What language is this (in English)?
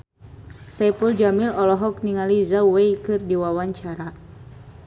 Sundanese